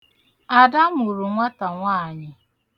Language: Igbo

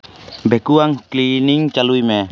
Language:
Santali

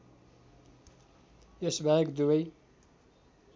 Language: Nepali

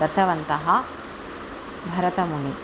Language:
Sanskrit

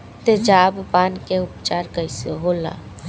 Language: Bhojpuri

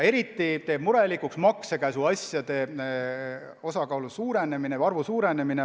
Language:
Estonian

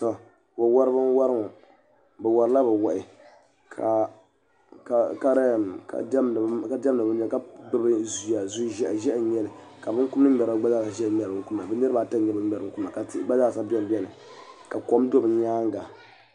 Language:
Dagbani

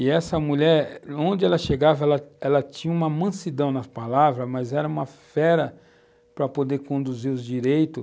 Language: Portuguese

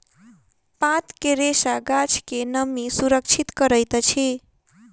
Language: Maithili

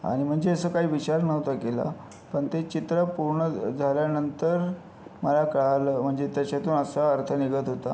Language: Marathi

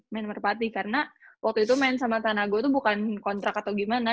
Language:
Indonesian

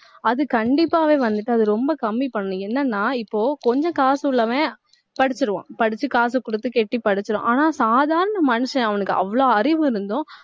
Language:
Tamil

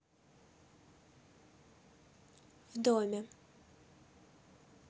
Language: Russian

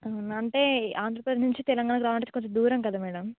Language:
Telugu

